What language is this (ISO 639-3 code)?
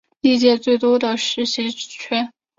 zho